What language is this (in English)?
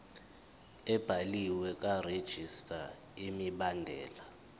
Zulu